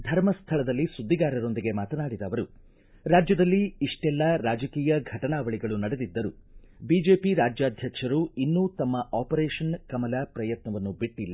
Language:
Kannada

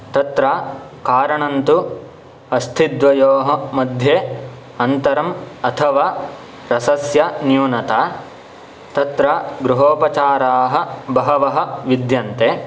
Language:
Sanskrit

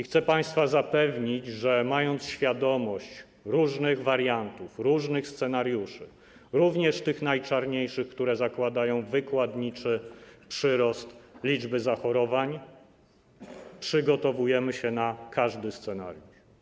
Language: Polish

